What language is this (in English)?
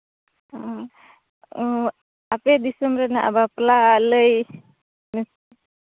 Santali